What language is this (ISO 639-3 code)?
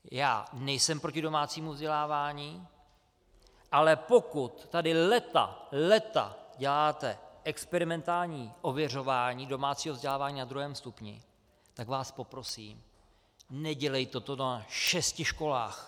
ces